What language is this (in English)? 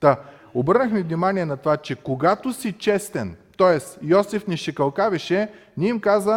Bulgarian